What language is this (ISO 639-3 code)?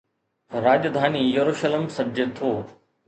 snd